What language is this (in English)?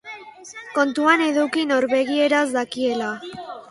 Basque